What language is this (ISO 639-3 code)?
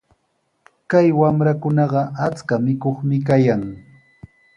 qws